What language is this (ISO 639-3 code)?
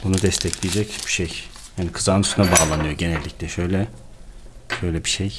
tur